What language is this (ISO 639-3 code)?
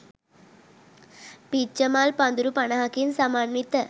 sin